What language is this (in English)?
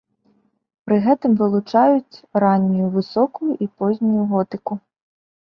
Belarusian